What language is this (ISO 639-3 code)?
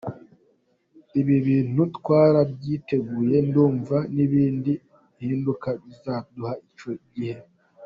kin